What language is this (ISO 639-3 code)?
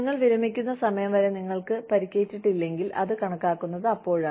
mal